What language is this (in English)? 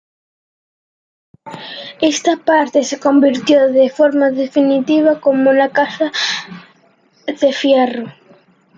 Spanish